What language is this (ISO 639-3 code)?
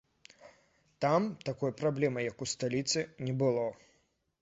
bel